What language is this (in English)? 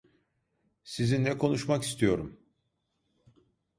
Turkish